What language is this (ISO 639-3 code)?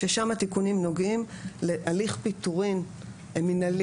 heb